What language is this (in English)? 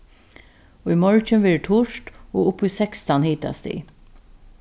Faroese